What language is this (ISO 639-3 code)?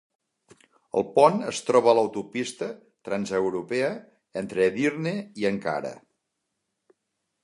cat